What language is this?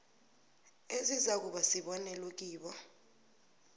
South Ndebele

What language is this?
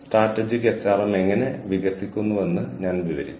Malayalam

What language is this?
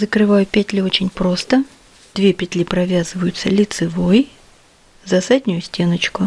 Russian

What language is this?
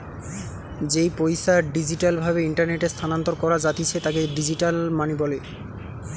Bangla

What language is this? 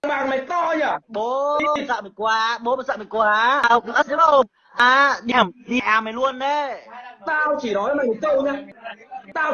Vietnamese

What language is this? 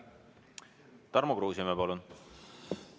Estonian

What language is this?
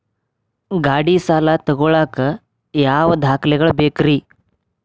Kannada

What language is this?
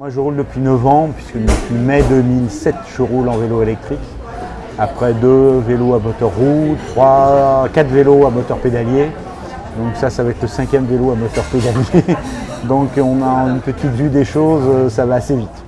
French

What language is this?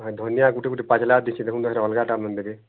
Odia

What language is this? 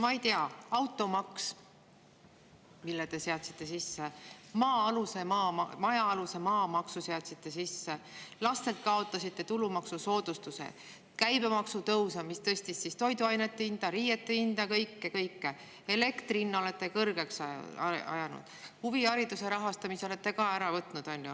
Estonian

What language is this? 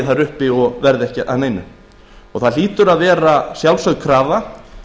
Icelandic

